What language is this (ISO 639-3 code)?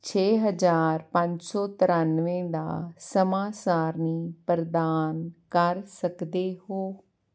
pan